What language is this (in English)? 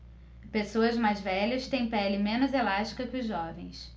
Portuguese